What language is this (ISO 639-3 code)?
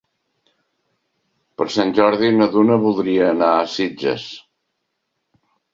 cat